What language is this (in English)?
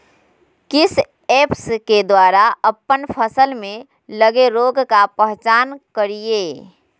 Magahi